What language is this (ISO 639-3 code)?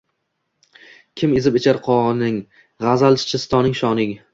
uzb